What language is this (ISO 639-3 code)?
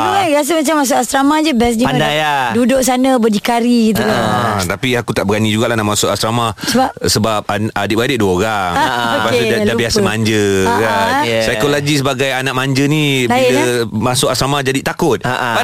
msa